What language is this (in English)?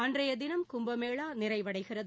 Tamil